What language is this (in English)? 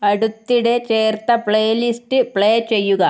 Malayalam